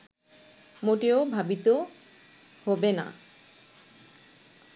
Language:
Bangla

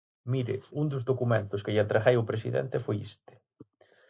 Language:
Galician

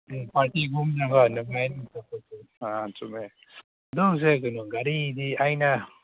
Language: Manipuri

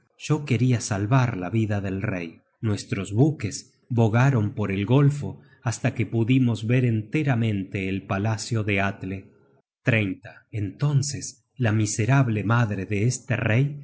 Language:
Spanish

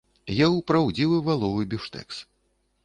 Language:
Belarusian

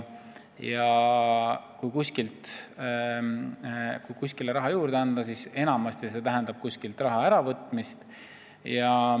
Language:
Estonian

